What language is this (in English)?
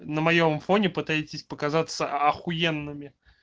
Russian